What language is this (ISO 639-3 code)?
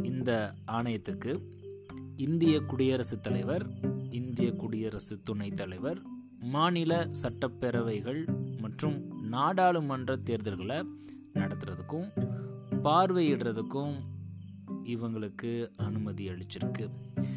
tam